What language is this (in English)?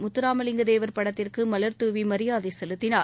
Tamil